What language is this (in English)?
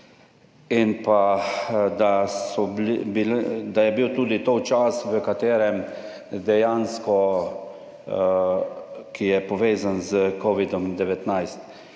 Slovenian